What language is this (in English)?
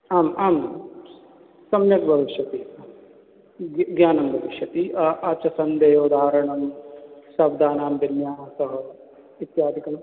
Sanskrit